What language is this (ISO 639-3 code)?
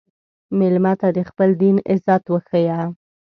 pus